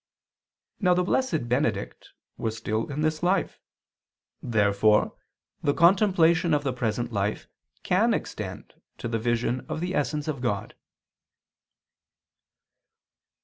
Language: English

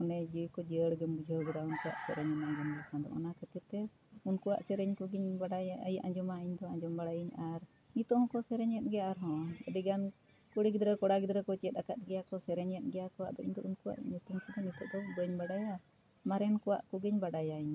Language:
Santali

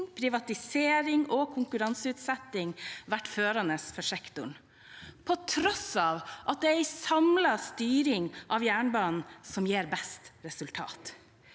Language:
Norwegian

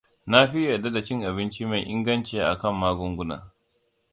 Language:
Hausa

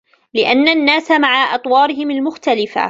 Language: Arabic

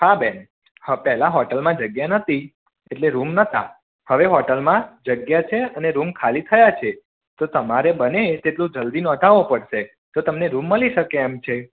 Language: Gujarati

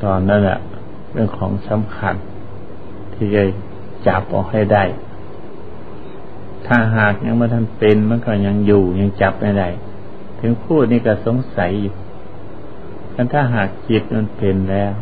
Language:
Thai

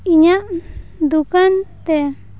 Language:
Santali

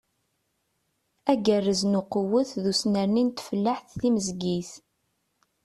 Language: Kabyle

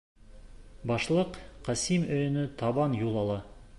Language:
Bashkir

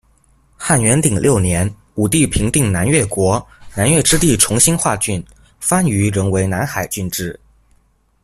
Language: Chinese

